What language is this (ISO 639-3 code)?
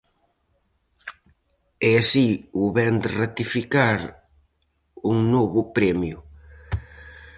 glg